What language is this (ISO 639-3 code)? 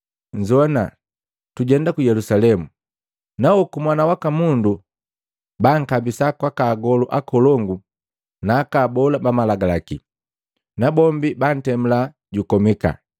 mgv